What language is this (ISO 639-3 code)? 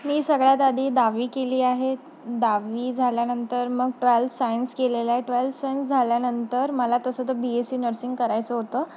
mar